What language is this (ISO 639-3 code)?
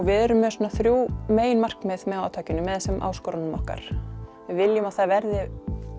isl